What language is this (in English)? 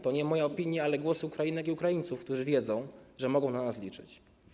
Polish